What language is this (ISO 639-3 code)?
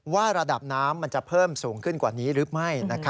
tha